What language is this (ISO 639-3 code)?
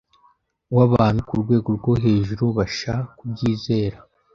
kin